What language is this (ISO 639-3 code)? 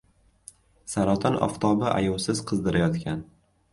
uzb